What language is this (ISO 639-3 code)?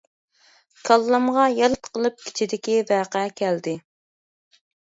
uig